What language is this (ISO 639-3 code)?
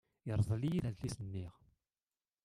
kab